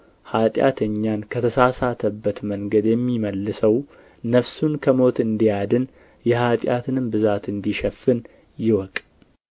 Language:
Amharic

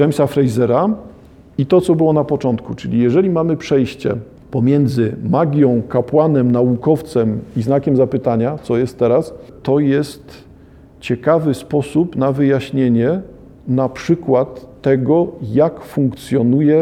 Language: Polish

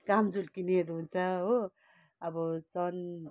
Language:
Nepali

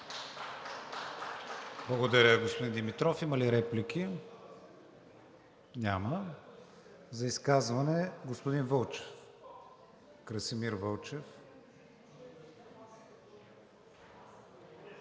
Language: Bulgarian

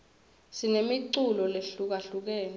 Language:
Swati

